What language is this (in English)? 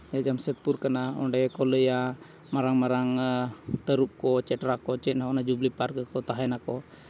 Santali